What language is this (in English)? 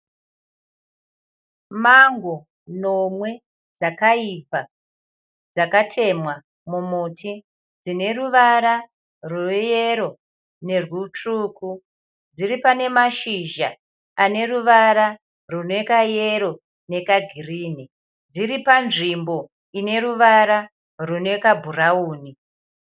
Shona